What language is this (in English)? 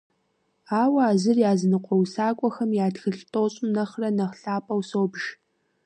Kabardian